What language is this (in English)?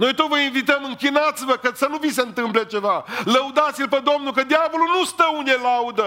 Romanian